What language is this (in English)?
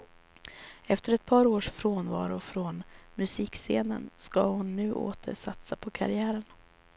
Swedish